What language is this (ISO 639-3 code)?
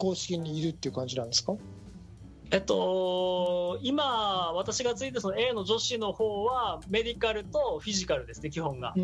jpn